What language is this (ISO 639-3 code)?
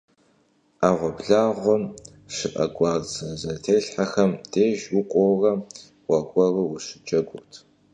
kbd